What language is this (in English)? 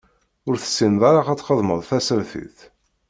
Kabyle